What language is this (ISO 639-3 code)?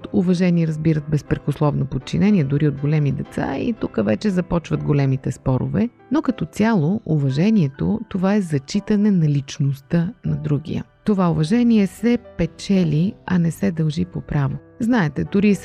bul